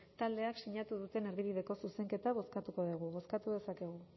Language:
Basque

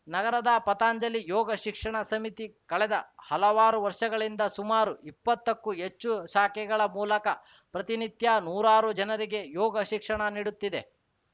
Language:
Kannada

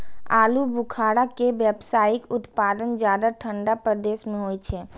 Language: Maithili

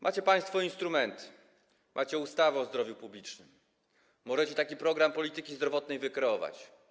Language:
Polish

